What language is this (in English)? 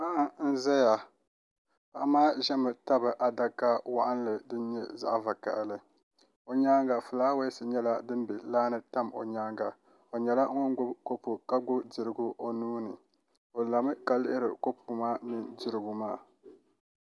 Dagbani